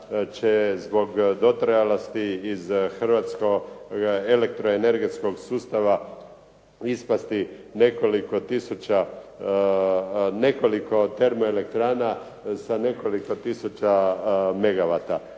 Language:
Croatian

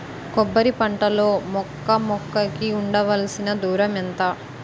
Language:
Telugu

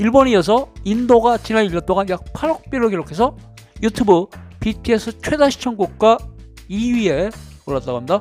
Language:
Korean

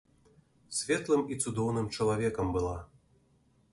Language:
Belarusian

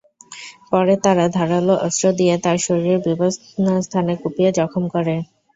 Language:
Bangla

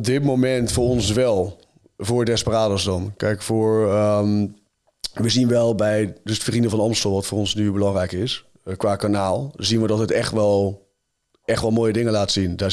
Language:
Dutch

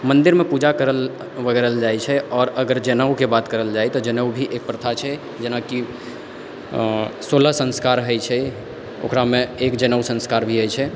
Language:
Maithili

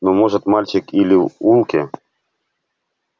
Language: Russian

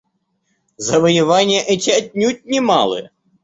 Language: Russian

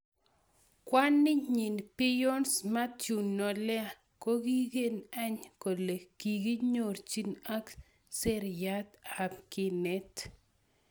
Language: Kalenjin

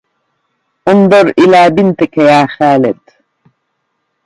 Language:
Arabic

